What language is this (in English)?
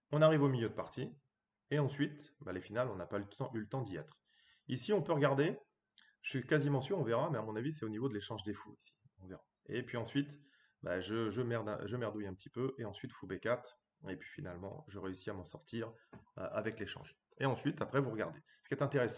French